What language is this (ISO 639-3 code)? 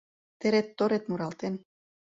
chm